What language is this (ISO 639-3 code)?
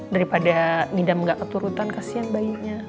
ind